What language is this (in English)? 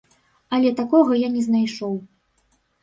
Belarusian